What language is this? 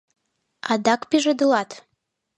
Mari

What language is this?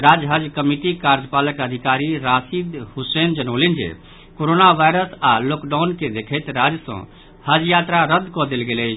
Maithili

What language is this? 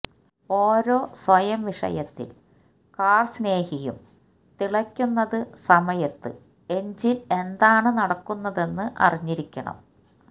Malayalam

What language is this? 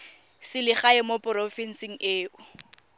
Tswana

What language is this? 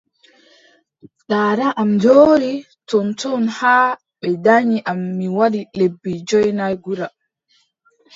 Adamawa Fulfulde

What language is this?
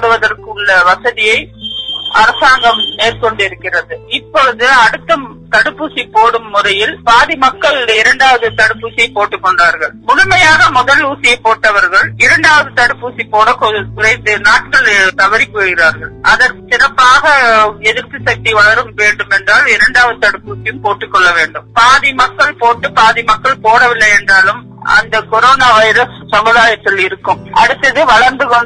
Tamil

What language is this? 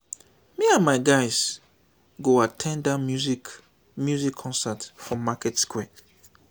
Nigerian Pidgin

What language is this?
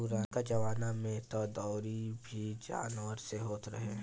Bhojpuri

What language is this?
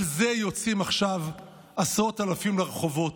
Hebrew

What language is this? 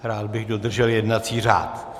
Czech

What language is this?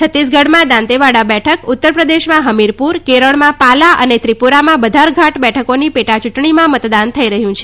Gujarati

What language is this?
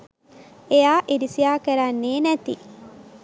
Sinhala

